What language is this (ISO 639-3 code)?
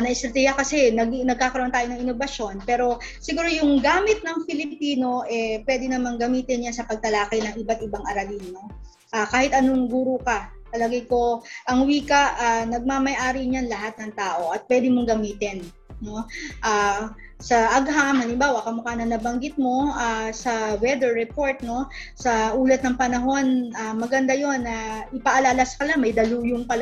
fil